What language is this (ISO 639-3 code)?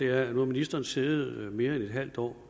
dan